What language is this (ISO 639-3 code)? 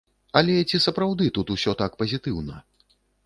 bel